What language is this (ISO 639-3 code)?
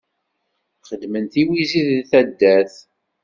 kab